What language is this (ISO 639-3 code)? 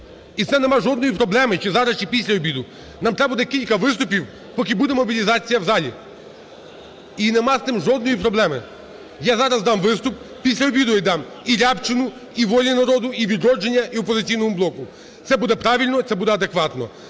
ukr